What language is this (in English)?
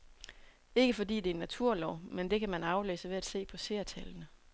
Danish